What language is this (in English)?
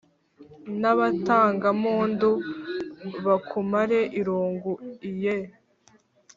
Kinyarwanda